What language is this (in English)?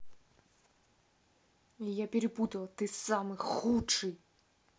Russian